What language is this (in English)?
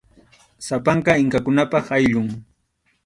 Arequipa-La Unión Quechua